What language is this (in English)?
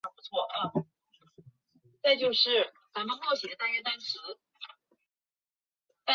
Chinese